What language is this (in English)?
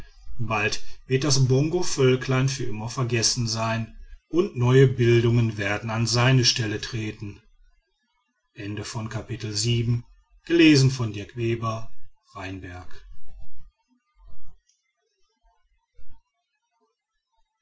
German